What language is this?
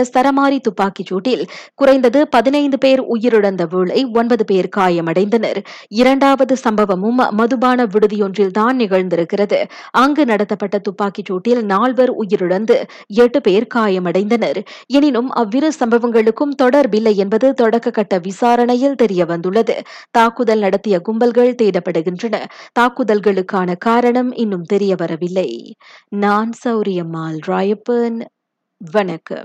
Tamil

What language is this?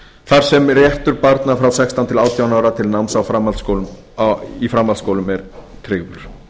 Icelandic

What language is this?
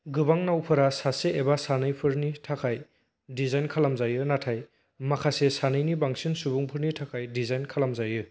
Bodo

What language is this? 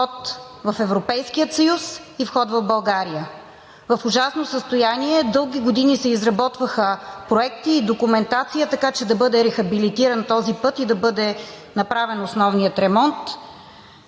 Bulgarian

